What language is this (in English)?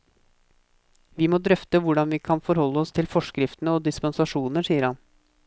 Norwegian